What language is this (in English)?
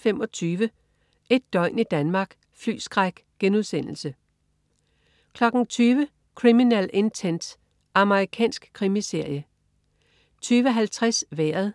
Danish